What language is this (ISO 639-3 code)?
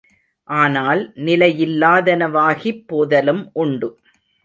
tam